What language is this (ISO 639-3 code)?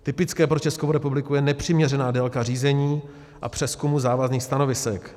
ces